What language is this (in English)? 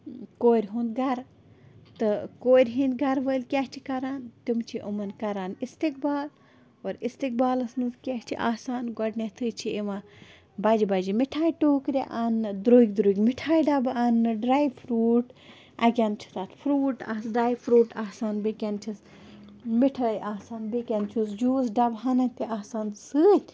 Kashmiri